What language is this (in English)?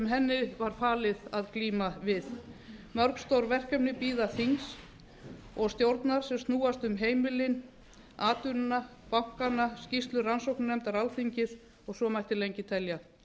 Icelandic